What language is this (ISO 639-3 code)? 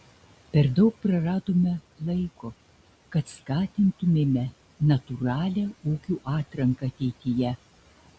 lit